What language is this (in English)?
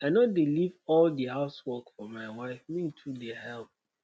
Nigerian Pidgin